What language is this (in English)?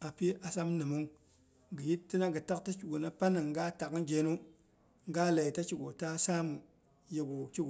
Boghom